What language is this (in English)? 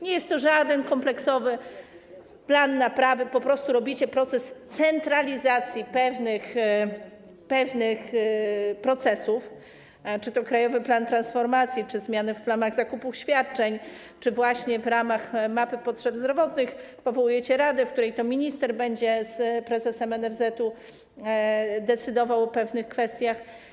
Polish